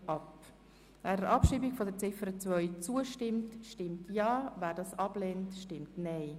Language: Swiss German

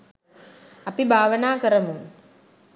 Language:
Sinhala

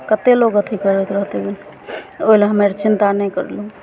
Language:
Maithili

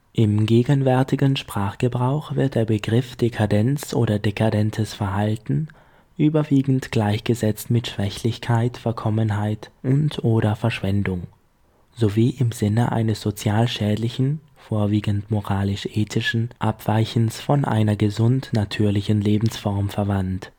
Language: German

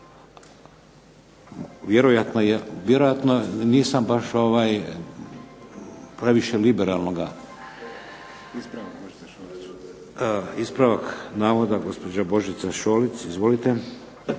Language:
Croatian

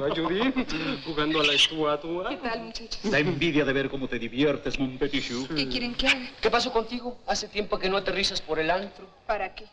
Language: Spanish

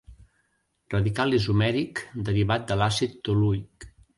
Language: Catalan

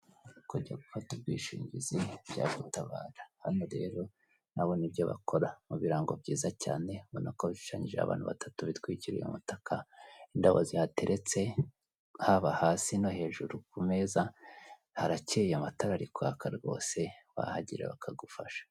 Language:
Kinyarwanda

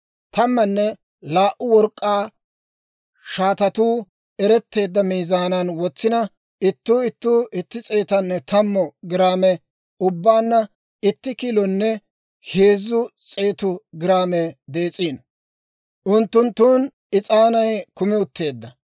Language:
Dawro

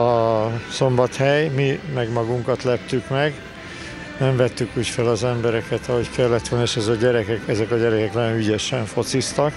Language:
Hungarian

